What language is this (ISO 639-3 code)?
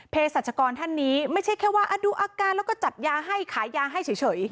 tha